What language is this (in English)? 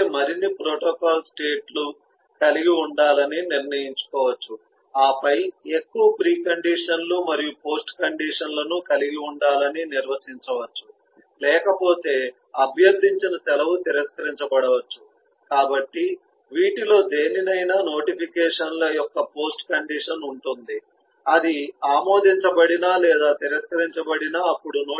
Telugu